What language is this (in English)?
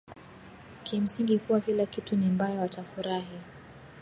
Swahili